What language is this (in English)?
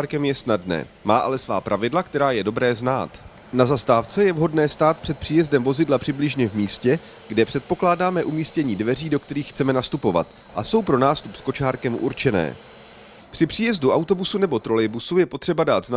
Czech